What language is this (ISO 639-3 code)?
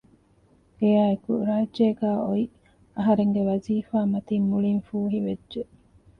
div